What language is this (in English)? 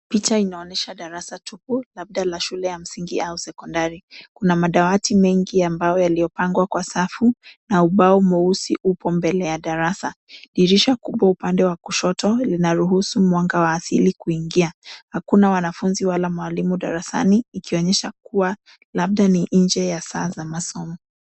Swahili